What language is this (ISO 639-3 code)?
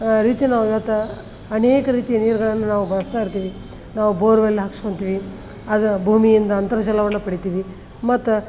kan